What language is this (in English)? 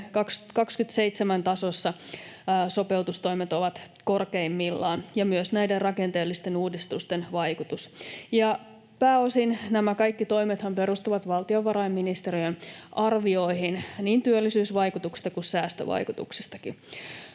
Finnish